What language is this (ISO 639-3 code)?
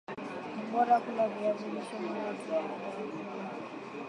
swa